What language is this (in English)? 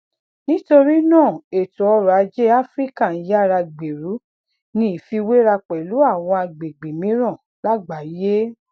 Yoruba